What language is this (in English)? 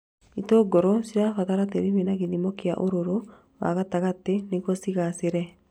Kikuyu